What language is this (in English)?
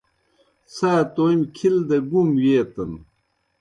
Kohistani Shina